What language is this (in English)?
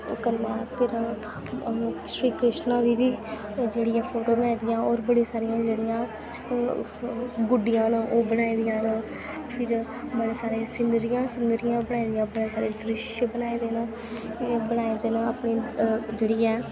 Dogri